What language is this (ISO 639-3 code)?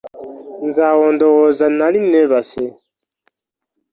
lug